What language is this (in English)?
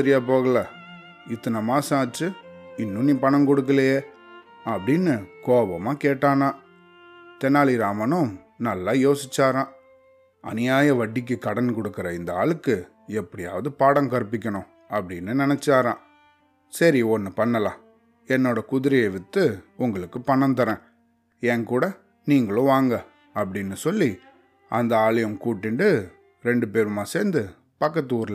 Tamil